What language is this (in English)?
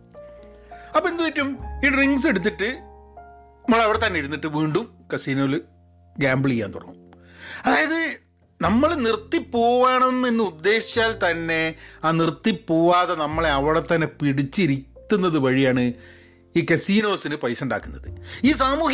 Malayalam